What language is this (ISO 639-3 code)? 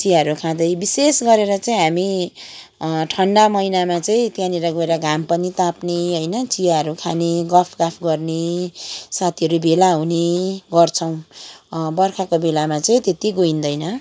nep